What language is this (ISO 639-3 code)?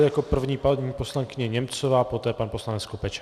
ces